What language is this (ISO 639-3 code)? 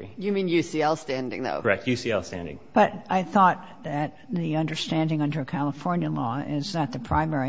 eng